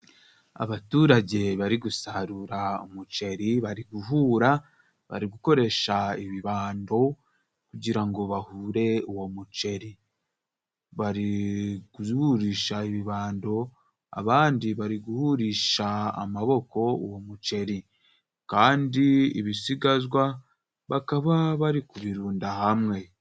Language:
Kinyarwanda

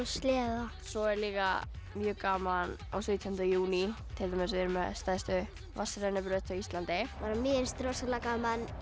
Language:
Icelandic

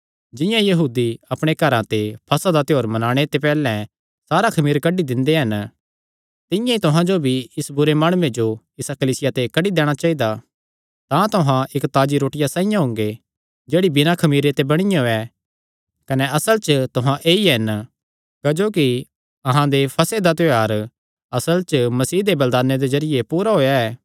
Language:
Kangri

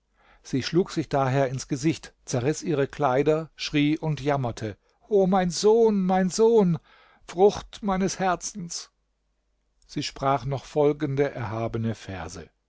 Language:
German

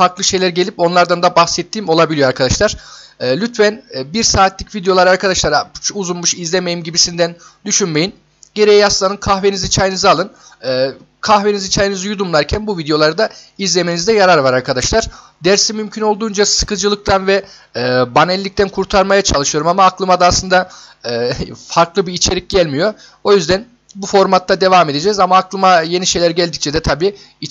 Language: Turkish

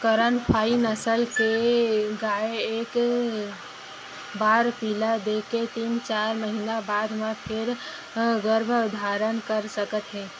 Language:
Chhattisgarhi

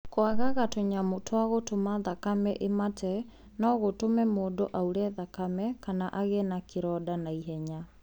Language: Kikuyu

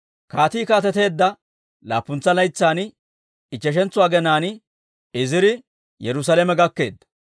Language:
Dawro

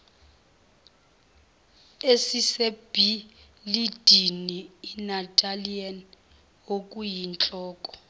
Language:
Zulu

